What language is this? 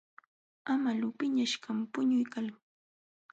Jauja Wanca Quechua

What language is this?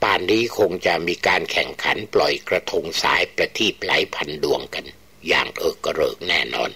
Thai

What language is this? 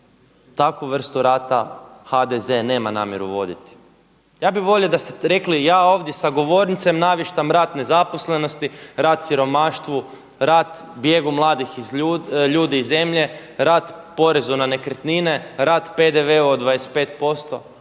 Croatian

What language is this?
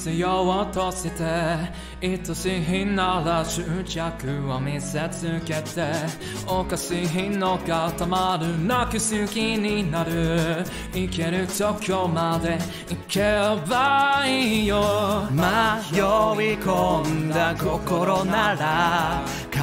Polish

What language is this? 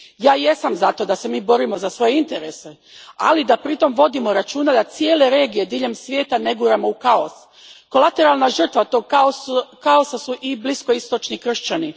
Croatian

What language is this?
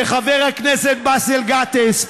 Hebrew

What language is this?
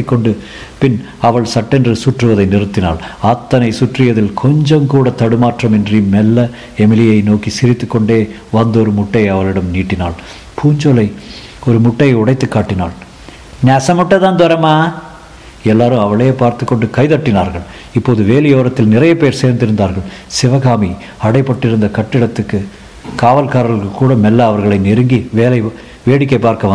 Tamil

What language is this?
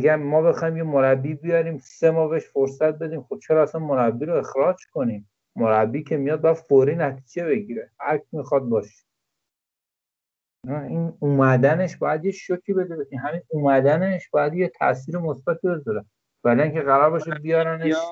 Persian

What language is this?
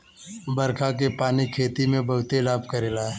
Bhojpuri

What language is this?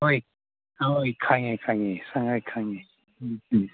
Manipuri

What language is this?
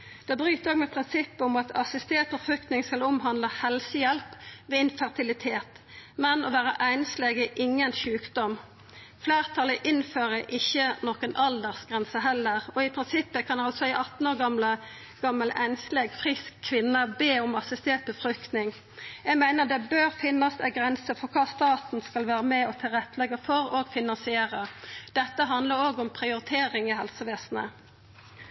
Norwegian Nynorsk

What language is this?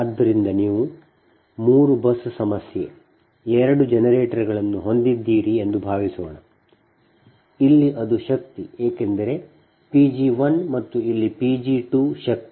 Kannada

